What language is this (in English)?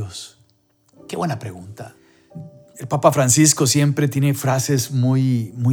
Spanish